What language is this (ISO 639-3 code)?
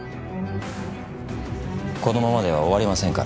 jpn